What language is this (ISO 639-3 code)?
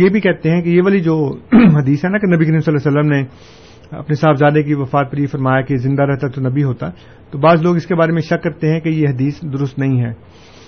urd